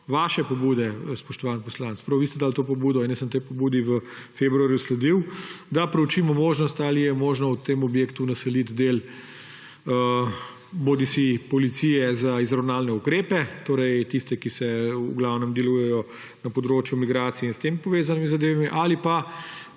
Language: Slovenian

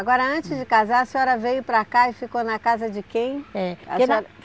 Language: Portuguese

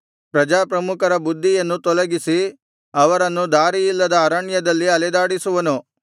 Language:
Kannada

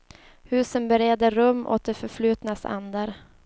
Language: Swedish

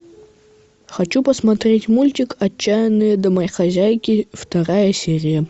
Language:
Russian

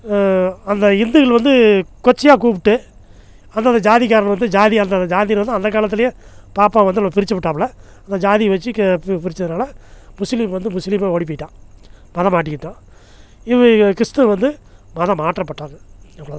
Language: Tamil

